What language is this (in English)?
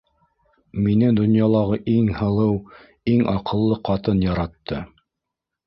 Bashkir